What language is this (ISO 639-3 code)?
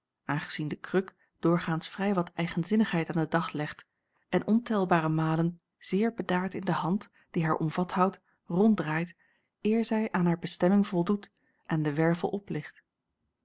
nld